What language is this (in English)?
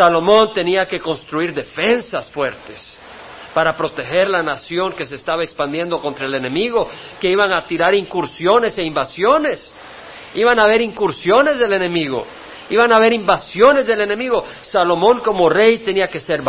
Spanish